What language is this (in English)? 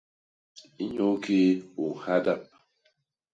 Basaa